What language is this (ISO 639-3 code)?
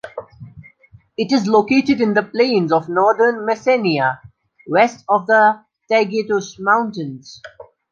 eng